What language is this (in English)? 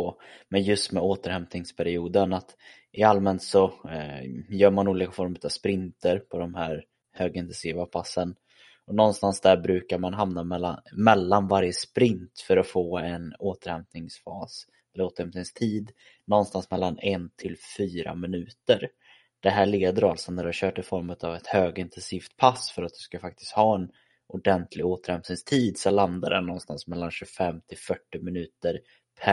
Swedish